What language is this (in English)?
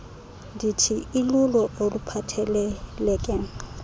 Xhosa